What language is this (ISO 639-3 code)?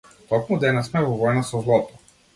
mkd